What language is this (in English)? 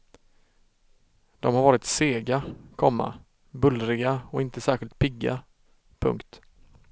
Swedish